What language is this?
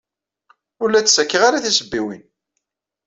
Kabyle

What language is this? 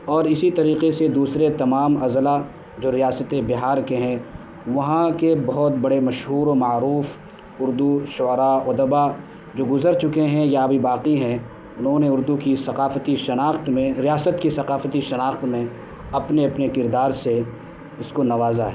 Urdu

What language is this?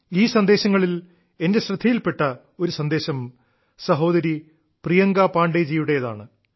Malayalam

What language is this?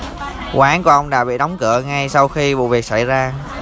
Vietnamese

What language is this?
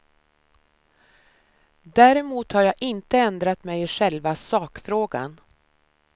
Swedish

